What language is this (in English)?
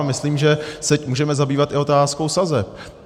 Czech